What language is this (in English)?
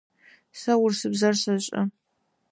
Adyghe